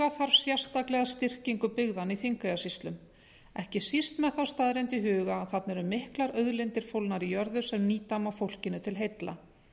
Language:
Icelandic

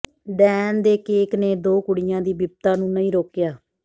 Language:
Punjabi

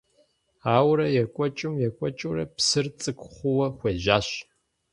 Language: Kabardian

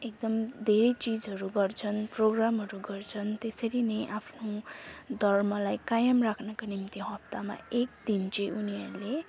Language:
Nepali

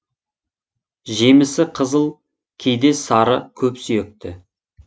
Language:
Kazakh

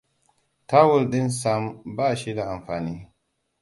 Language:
Hausa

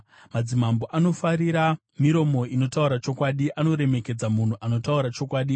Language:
Shona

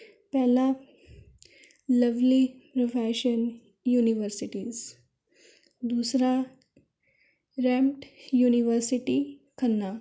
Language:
Punjabi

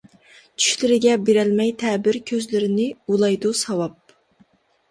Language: Uyghur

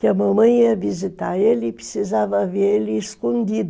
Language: Portuguese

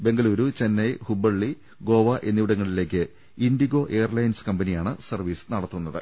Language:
Malayalam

